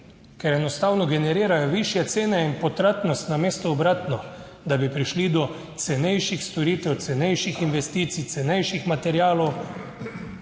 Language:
Slovenian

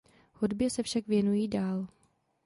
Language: Czech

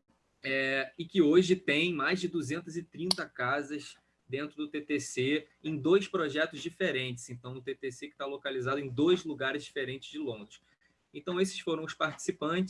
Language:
Portuguese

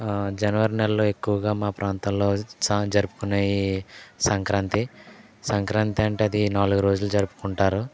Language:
Telugu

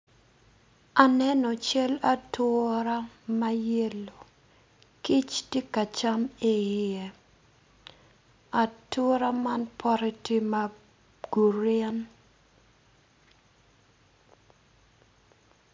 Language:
Acoli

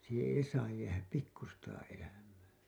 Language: Finnish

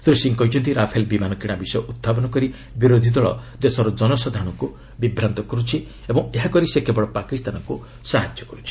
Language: Odia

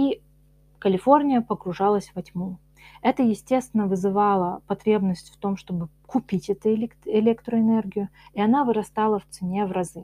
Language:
Russian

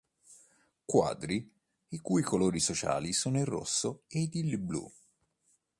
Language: Italian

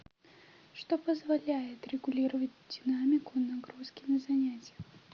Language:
Russian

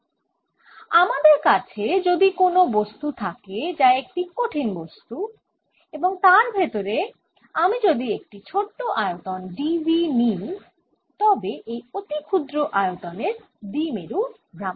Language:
Bangla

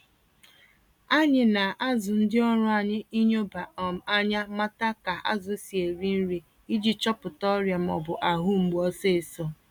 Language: Igbo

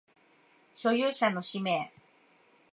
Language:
Japanese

